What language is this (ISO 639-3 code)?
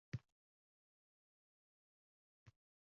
uzb